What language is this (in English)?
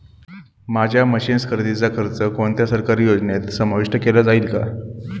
Marathi